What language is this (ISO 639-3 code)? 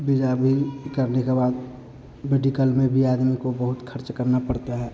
hin